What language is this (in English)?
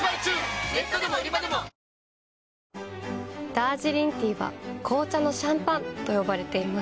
Japanese